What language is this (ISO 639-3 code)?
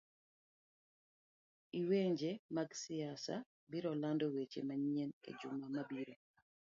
luo